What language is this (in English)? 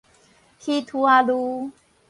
Min Nan Chinese